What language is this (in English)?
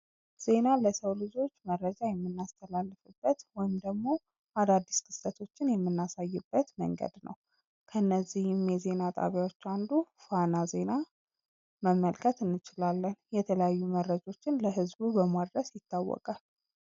Amharic